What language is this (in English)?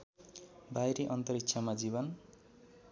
Nepali